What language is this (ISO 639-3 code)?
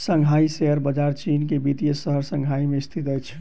mai